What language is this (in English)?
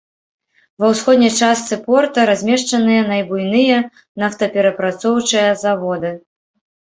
Belarusian